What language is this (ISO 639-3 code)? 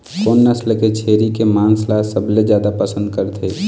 hne